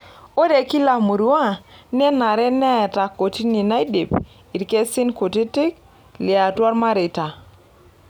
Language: Masai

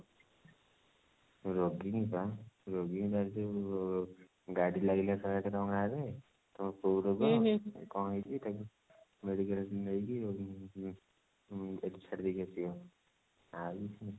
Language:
Odia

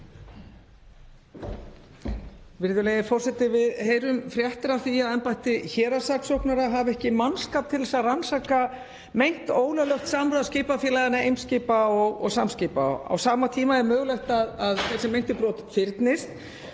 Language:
Icelandic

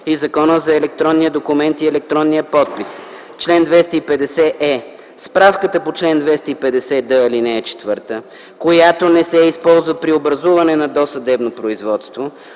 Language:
Bulgarian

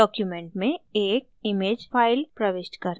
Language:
Hindi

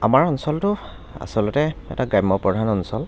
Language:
Assamese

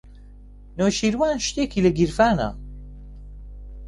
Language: Central Kurdish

